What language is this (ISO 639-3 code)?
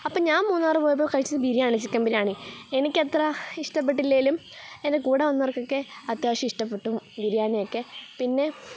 mal